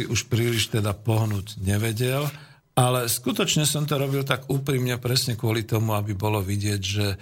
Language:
Slovak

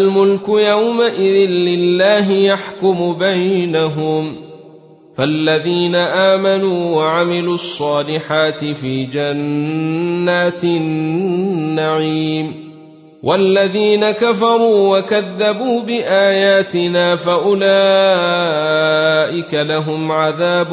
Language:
Arabic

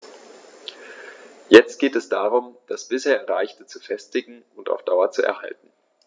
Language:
German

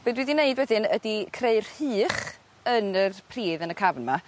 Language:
Welsh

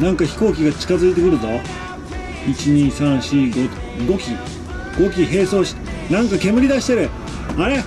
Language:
Japanese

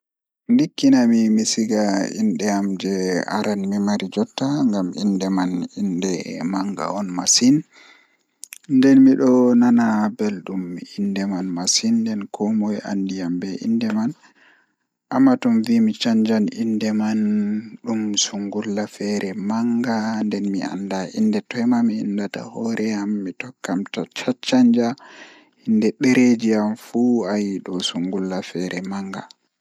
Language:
Fula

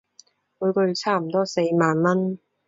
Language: Cantonese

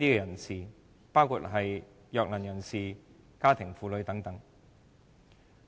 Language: Cantonese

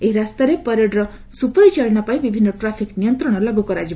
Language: Odia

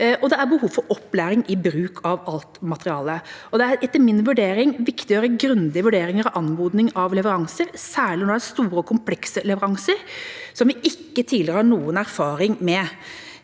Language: Norwegian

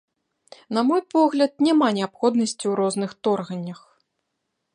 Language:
Belarusian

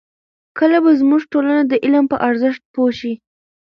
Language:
Pashto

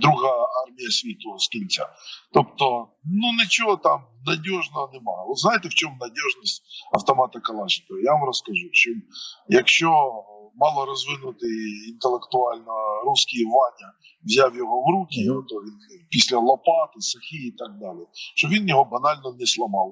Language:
Ukrainian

